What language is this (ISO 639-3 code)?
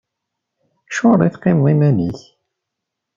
kab